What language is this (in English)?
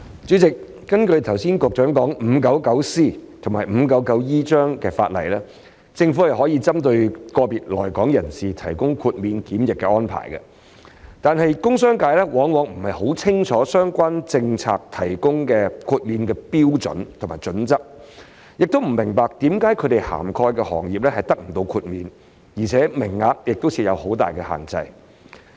Cantonese